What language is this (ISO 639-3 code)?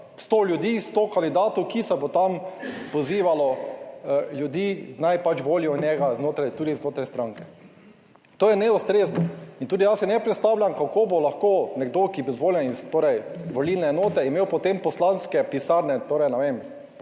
slv